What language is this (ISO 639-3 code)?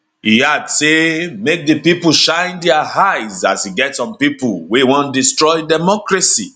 pcm